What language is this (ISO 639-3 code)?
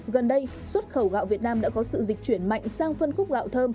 vie